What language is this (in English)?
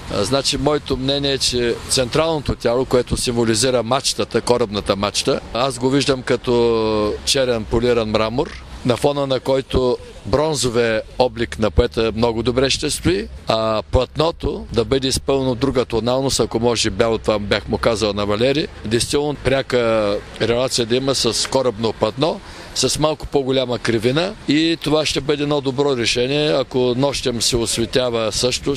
Russian